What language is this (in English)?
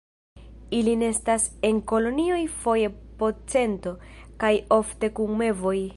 Esperanto